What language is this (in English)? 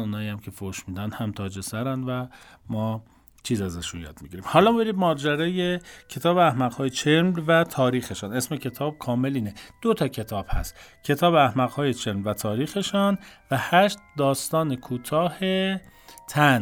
Persian